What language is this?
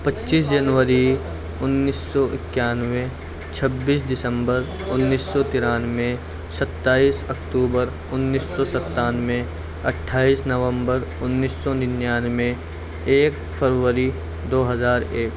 Urdu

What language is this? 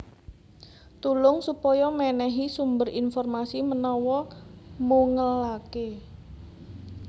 Javanese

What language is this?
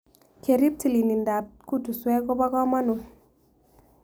Kalenjin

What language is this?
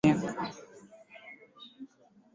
Swahili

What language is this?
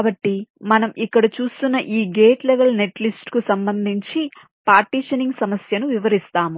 Telugu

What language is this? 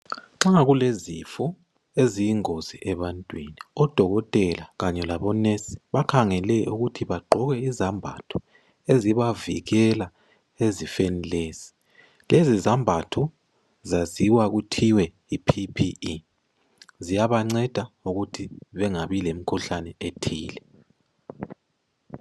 North Ndebele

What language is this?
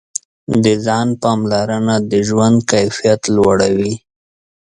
Pashto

